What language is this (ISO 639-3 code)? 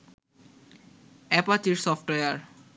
ben